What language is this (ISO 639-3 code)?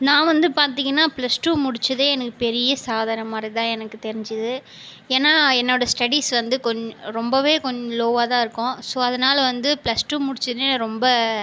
tam